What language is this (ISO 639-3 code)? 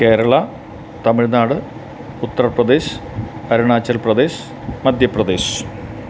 mal